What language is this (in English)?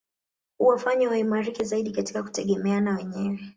Swahili